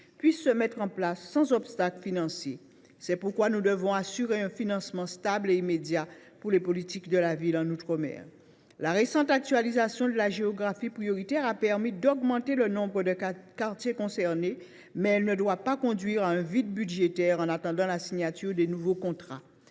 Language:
French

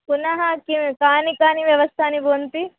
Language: Sanskrit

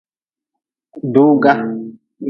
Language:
Nawdm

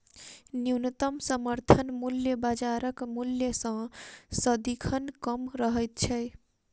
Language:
Maithili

